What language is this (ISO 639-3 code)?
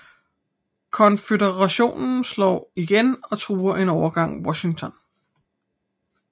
dan